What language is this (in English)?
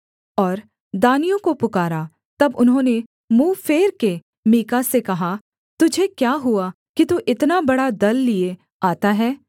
Hindi